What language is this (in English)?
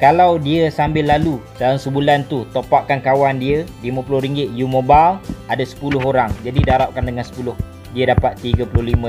Malay